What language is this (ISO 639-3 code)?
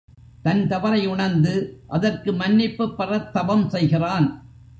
tam